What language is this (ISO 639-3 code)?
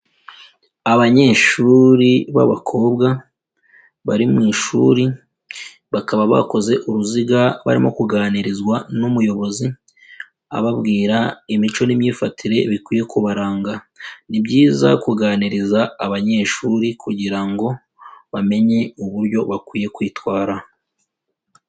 kin